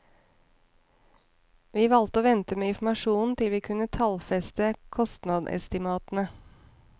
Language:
Norwegian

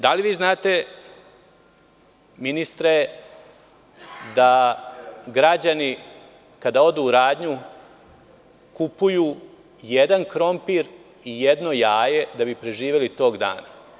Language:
Serbian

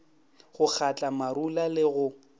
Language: Northern Sotho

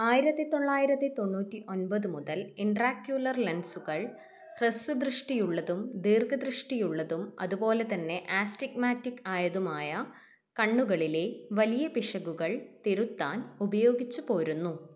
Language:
Malayalam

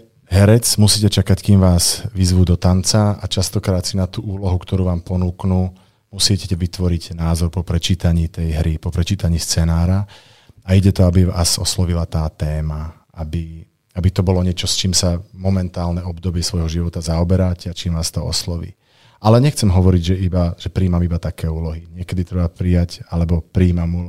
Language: Czech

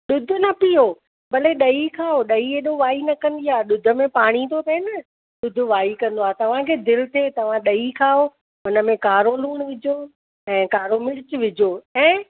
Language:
Sindhi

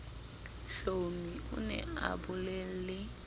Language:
Southern Sotho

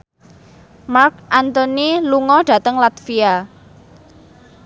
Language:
Javanese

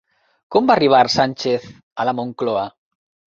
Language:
Catalan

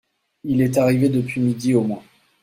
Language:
French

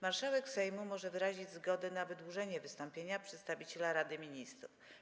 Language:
Polish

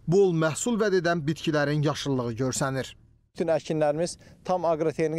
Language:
Turkish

